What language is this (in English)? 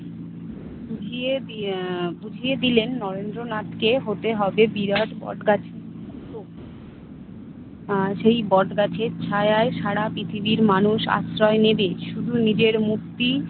Bangla